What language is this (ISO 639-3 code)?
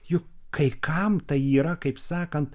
lit